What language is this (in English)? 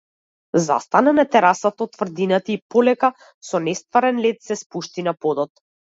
Macedonian